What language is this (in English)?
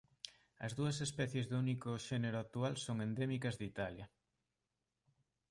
Galician